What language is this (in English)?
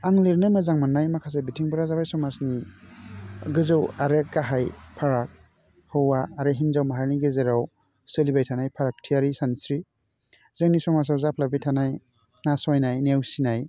Bodo